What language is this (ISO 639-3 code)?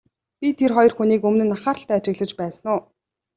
mon